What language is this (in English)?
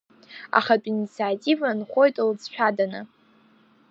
Abkhazian